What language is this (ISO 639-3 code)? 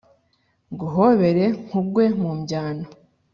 kin